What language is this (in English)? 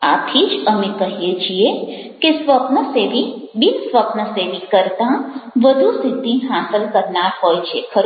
Gujarati